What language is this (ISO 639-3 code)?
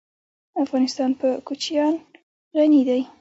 pus